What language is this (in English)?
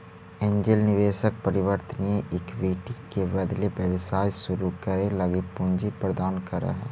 Magahi